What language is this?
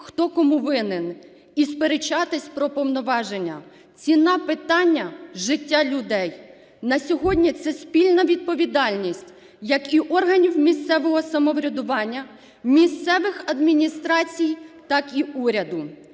Ukrainian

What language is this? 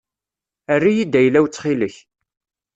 Kabyle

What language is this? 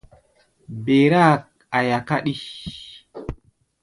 Gbaya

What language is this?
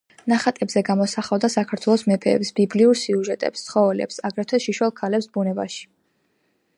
Georgian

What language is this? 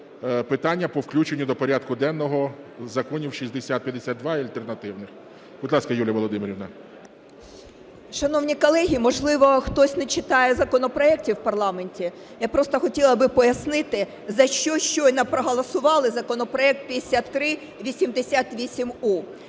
Ukrainian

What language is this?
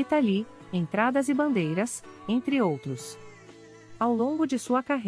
Portuguese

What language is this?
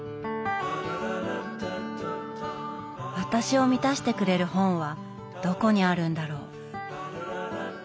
Japanese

